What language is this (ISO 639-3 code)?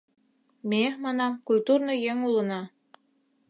chm